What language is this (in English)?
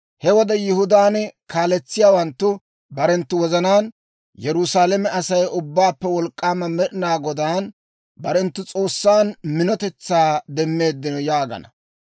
Dawro